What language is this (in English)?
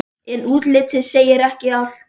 Icelandic